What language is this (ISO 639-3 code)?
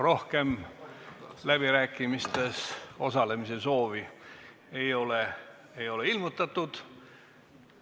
est